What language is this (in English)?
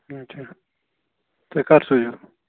Kashmiri